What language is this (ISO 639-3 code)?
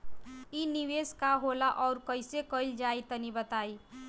bho